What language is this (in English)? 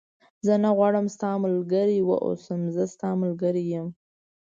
Pashto